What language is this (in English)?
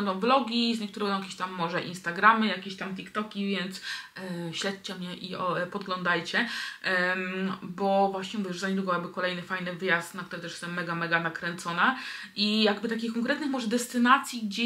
Polish